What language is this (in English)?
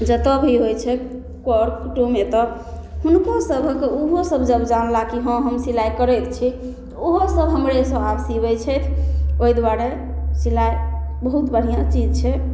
Maithili